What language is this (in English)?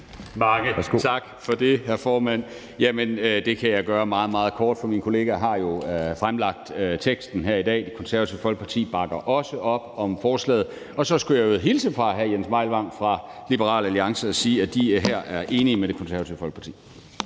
Danish